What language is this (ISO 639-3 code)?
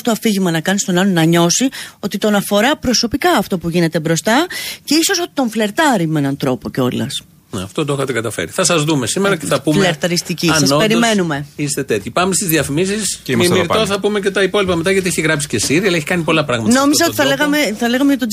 ell